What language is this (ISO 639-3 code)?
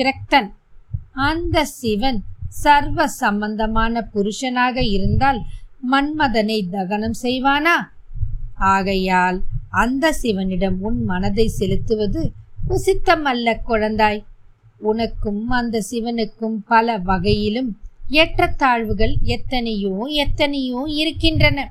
tam